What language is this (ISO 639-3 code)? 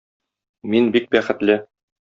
tat